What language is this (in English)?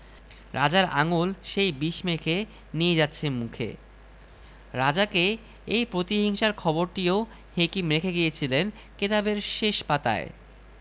Bangla